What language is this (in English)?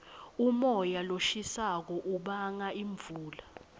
Swati